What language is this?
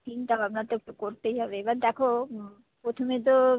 Bangla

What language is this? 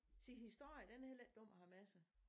Danish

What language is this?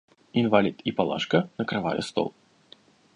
Russian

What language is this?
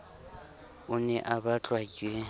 Southern Sotho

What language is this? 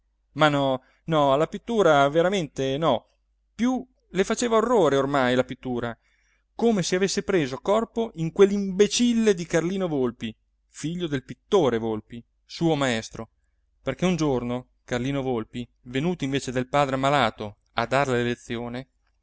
Italian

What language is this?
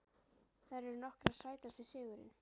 Icelandic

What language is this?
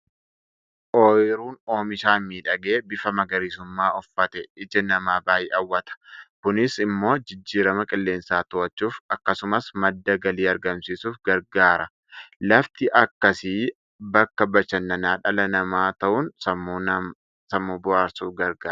Oromo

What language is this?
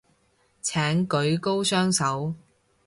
Cantonese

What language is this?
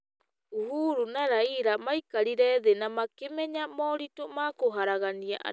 Kikuyu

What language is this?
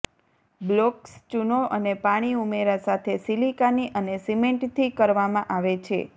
Gujarati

